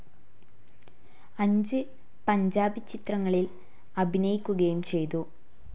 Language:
Malayalam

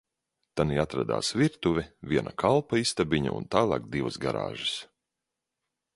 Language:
Latvian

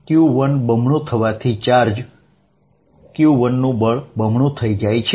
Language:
Gujarati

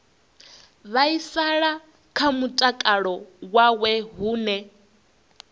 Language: Venda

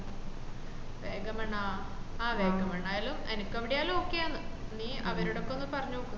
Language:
Malayalam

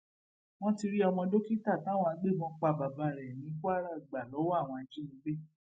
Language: Yoruba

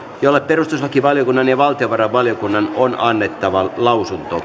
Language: Finnish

